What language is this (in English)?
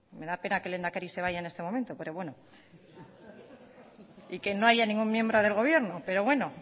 Spanish